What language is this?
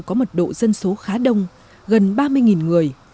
Vietnamese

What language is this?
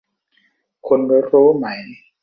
Thai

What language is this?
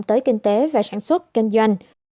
Vietnamese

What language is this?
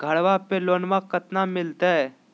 Magahi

